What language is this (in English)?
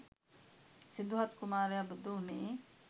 Sinhala